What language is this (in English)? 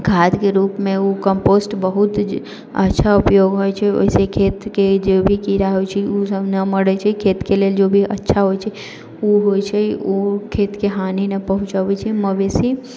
Maithili